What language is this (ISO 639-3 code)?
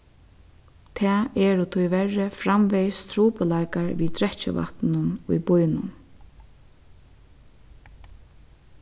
fao